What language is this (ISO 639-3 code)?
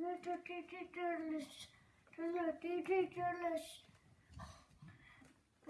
eng